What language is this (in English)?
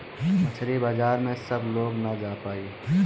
Bhojpuri